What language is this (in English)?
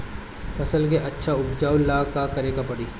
Bhojpuri